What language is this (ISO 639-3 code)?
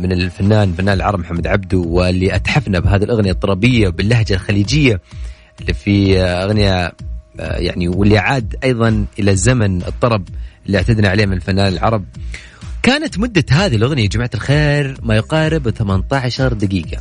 ara